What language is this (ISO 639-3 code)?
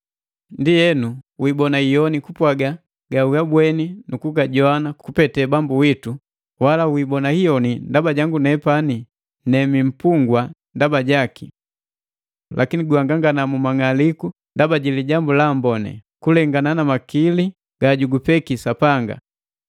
mgv